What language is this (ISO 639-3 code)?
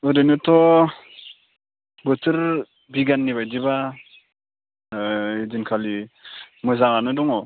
brx